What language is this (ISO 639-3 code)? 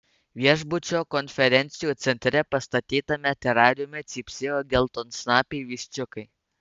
lit